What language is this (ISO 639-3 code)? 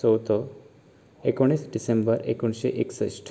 kok